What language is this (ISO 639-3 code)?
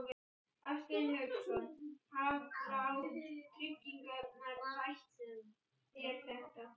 isl